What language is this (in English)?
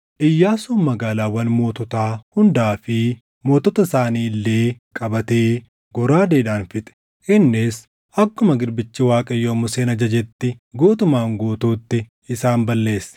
Oromo